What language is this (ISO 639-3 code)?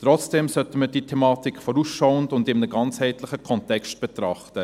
gsw